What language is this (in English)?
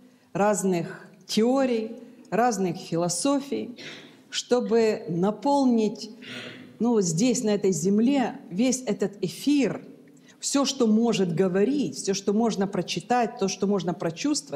Russian